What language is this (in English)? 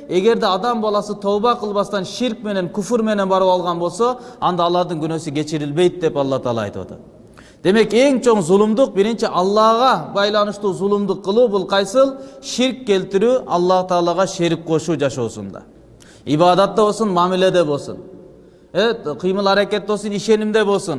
Turkish